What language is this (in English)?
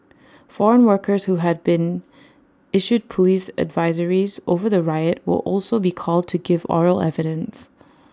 English